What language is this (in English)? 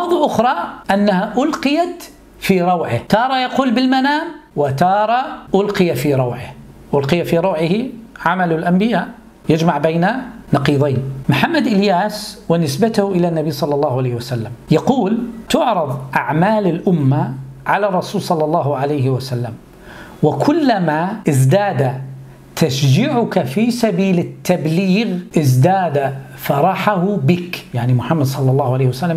Arabic